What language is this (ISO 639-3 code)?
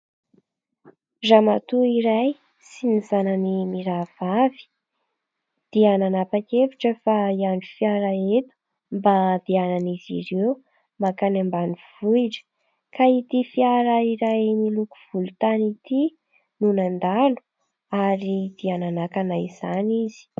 mlg